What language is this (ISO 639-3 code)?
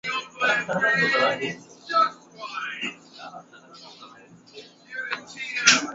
swa